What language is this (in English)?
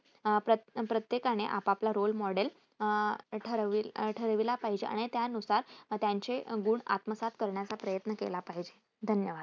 Marathi